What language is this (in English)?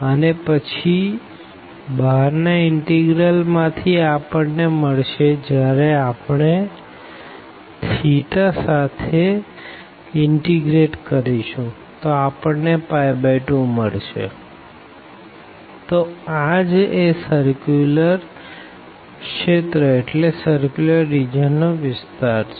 Gujarati